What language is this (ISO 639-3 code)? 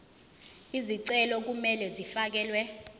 zul